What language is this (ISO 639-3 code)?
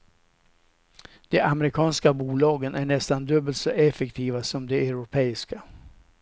swe